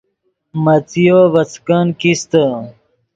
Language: Yidgha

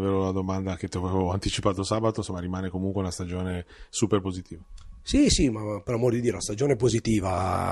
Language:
Italian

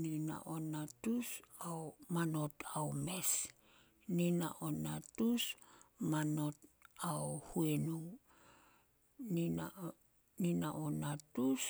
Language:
Solos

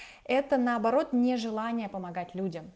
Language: Russian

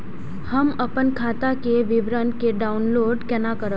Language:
Maithili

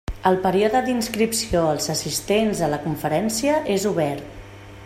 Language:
Catalan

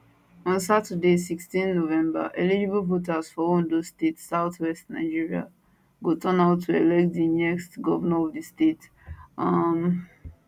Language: Nigerian Pidgin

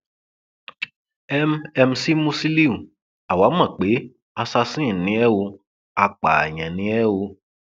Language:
Yoruba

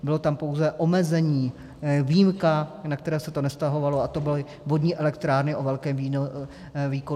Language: Czech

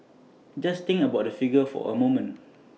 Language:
English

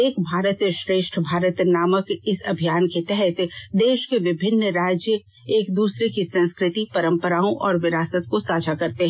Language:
Hindi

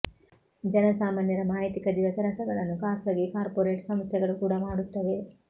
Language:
Kannada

